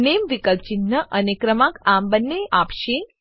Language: Gujarati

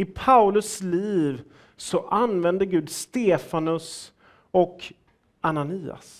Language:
Swedish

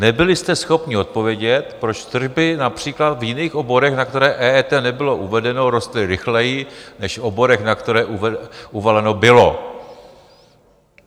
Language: Czech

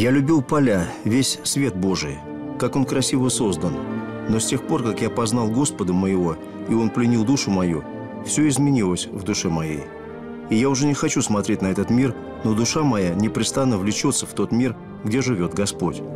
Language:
Russian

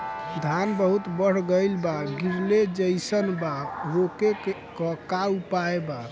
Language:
Bhojpuri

